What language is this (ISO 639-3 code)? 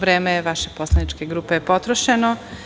srp